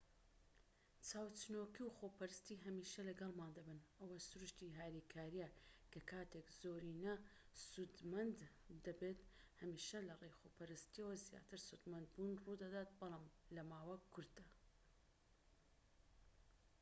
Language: Central Kurdish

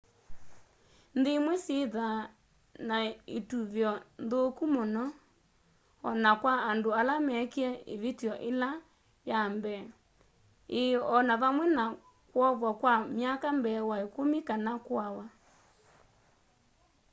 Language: Kamba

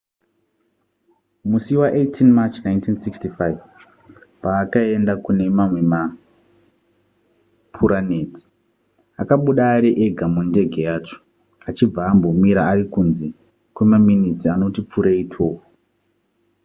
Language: Shona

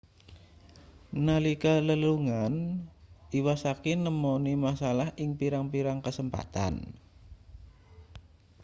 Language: Javanese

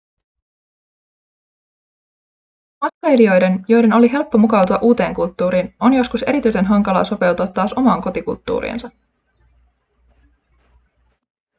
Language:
Finnish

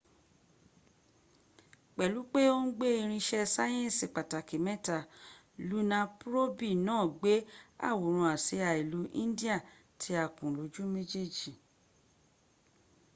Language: Yoruba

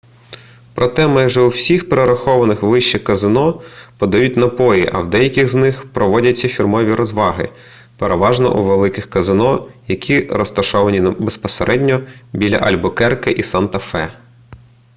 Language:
Ukrainian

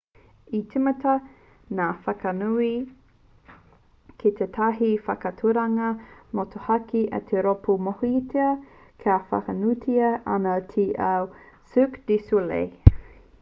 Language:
Māori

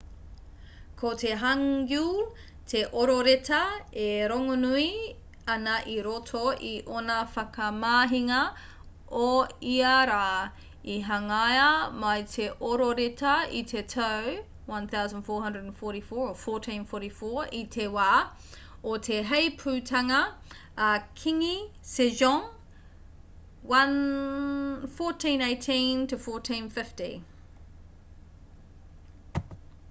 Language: Māori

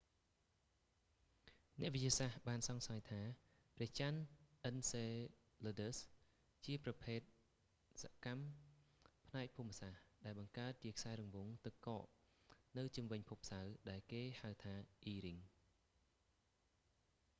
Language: Khmer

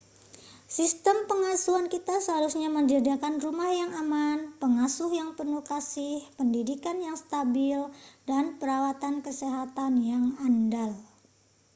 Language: Indonesian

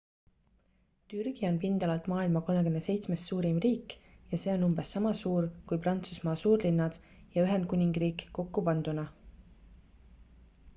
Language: Estonian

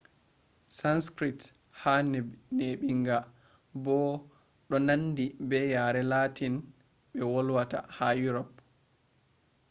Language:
Fula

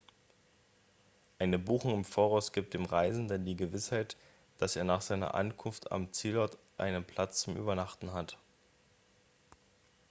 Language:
German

